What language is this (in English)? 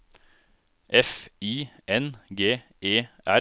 Norwegian